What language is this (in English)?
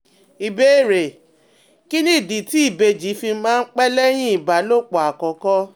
Yoruba